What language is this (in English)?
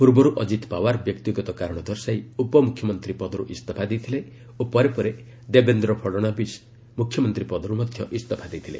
Odia